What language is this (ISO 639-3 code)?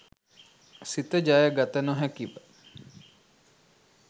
sin